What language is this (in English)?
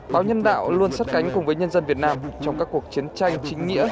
Vietnamese